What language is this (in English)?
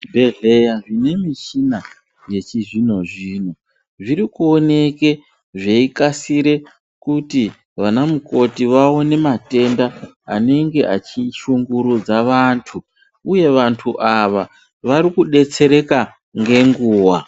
Ndau